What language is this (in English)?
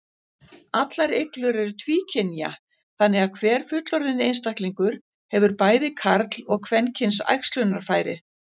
Icelandic